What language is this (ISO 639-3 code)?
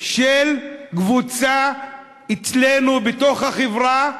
heb